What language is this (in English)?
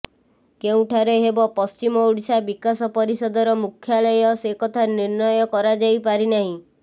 Odia